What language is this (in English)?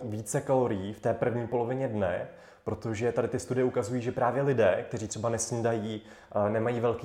Czech